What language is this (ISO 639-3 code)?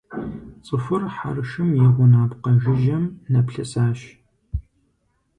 kbd